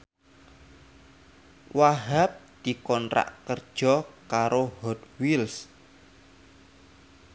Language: Javanese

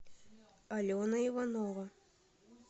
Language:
Russian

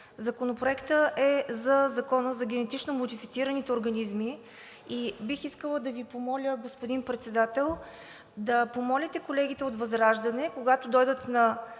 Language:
Bulgarian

